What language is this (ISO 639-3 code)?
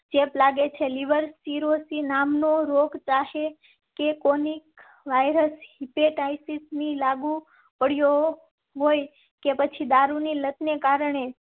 guj